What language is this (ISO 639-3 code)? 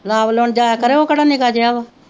pan